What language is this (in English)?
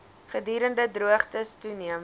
Afrikaans